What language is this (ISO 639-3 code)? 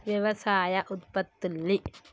tel